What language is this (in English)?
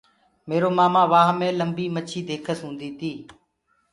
Gurgula